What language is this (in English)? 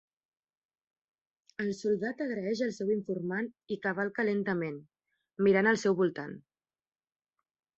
Catalan